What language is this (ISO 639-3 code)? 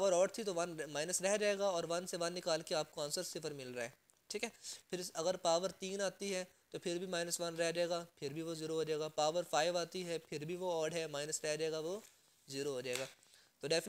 hin